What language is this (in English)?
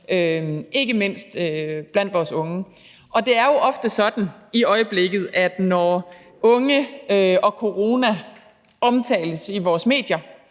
Danish